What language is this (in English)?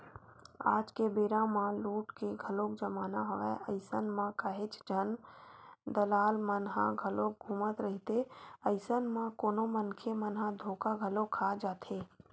Chhattisgarhi